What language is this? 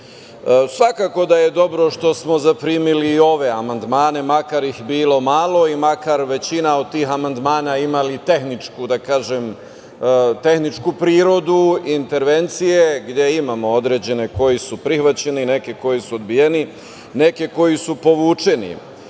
Serbian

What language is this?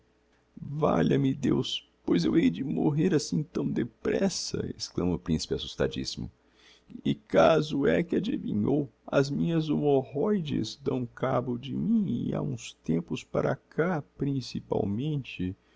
Portuguese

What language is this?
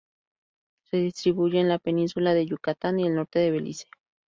Spanish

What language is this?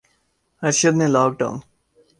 Urdu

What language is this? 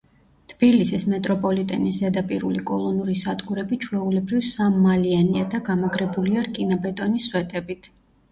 Georgian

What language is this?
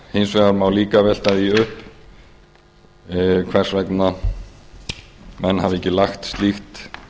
Icelandic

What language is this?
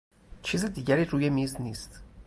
Persian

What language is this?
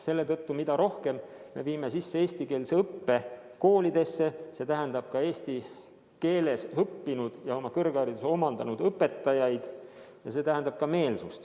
Estonian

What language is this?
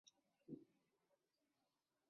Chinese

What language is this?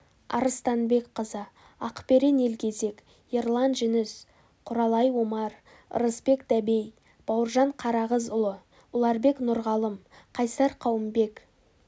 Kazakh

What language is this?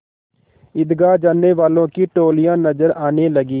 Hindi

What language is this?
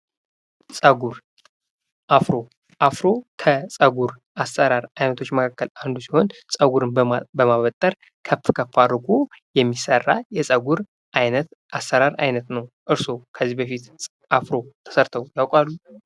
Amharic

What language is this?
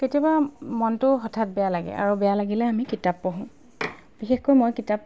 Assamese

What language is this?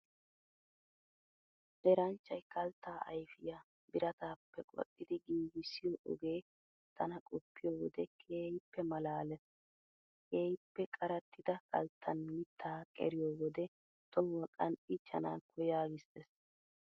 Wolaytta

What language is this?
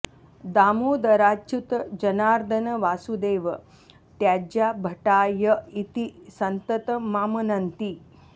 Sanskrit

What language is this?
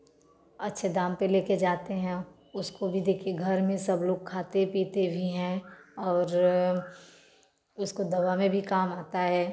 Hindi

